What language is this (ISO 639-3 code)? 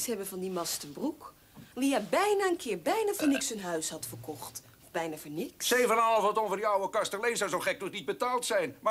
nld